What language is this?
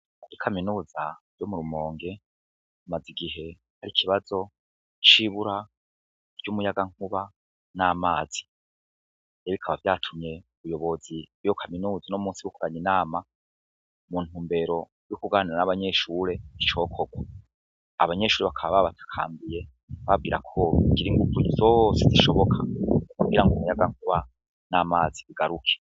Rundi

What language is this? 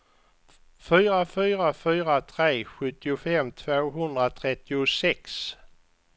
Swedish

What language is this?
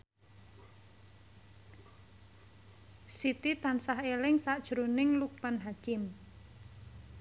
Javanese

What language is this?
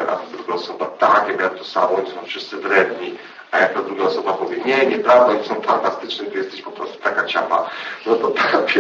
Polish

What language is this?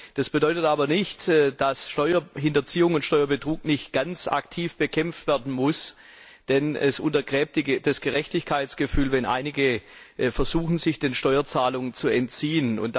German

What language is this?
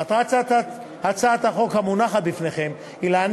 Hebrew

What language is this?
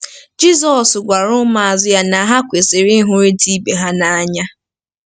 Igbo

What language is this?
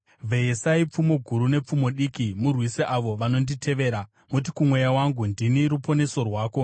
Shona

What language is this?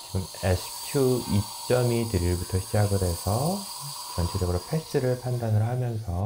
Korean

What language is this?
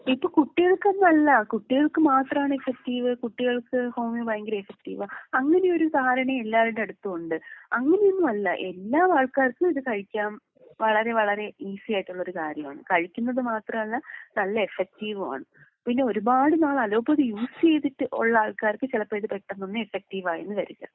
Malayalam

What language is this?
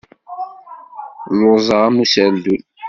Kabyle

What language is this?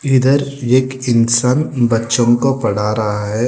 Hindi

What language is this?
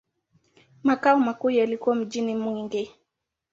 Swahili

